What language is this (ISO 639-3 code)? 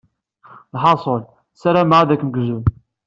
kab